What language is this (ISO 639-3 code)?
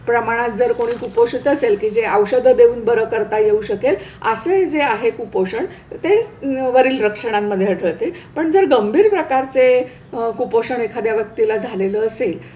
mar